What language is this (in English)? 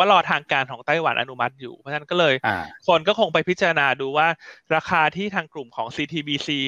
Thai